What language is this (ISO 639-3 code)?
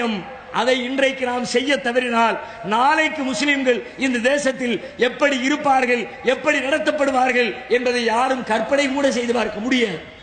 ara